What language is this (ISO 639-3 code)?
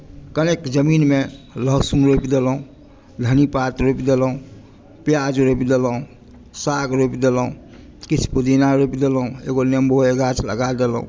mai